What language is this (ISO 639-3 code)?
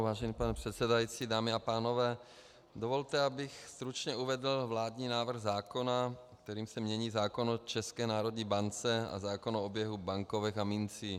ces